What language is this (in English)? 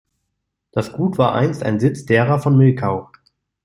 German